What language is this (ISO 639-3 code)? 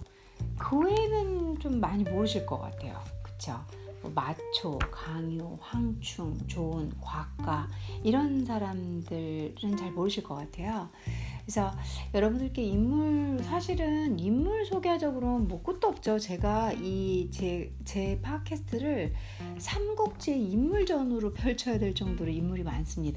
kor